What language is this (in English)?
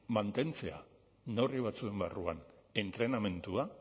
Basque